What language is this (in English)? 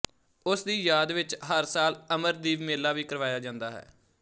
Punjabi